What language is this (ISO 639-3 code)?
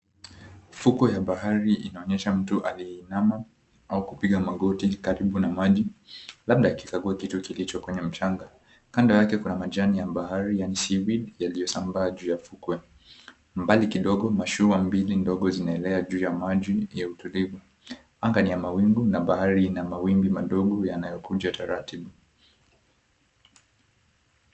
swa